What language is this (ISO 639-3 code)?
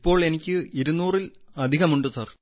mal